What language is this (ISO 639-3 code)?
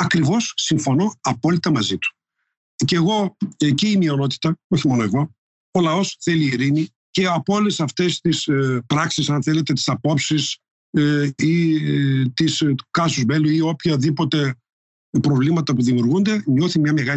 ell